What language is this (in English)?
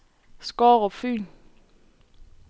Danish